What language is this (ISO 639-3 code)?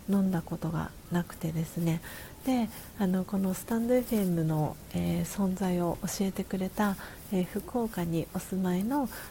jpn